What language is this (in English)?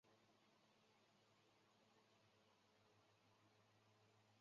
Chinese